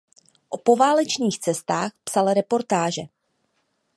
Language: Czech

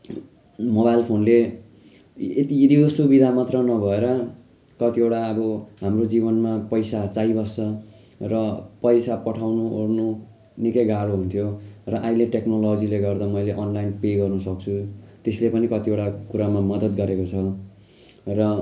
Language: Nepali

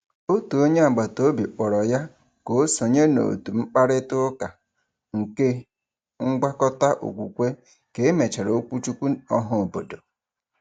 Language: Igbo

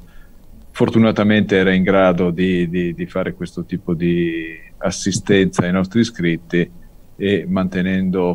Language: Italian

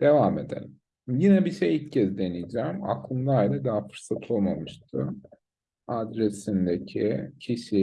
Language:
Turkish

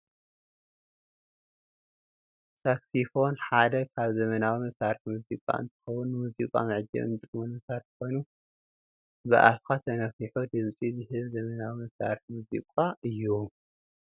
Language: Tigrinya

